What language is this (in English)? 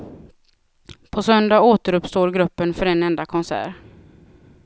Swedish